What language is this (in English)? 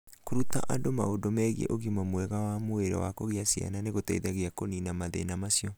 Kikuyu